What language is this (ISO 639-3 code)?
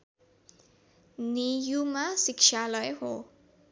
nep